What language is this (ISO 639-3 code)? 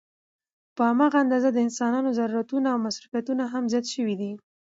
pus